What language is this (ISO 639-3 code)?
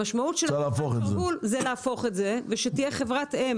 heb